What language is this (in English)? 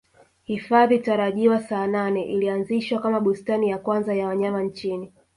Swahili